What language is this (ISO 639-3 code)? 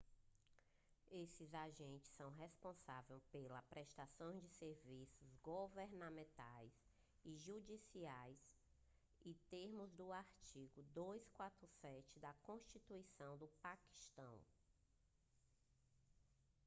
por